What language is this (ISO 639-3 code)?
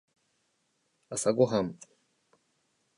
jpn